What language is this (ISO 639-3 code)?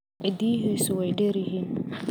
som